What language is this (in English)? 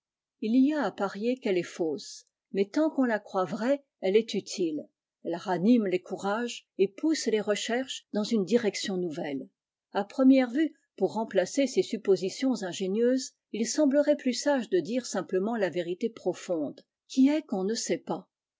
French